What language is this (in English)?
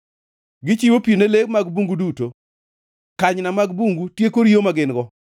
Luo (Kenya and Tanzania)